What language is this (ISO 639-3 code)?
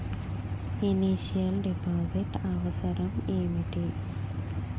tel